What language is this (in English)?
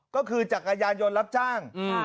Thai